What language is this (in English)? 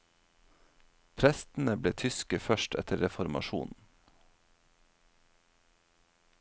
Norwegian